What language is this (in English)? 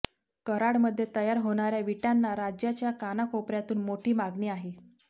Marathi